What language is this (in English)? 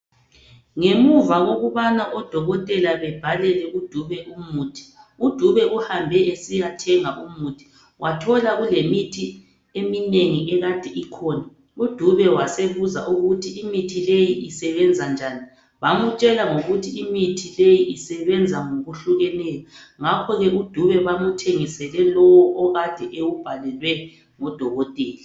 North Ndebele